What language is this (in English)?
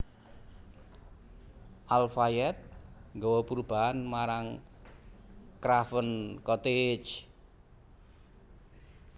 Javanese